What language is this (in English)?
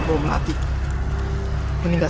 Indonesian